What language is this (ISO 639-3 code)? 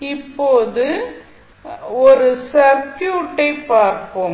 tam